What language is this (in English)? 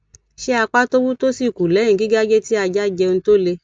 Yoruba